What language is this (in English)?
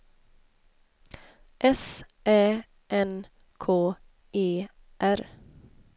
Swedish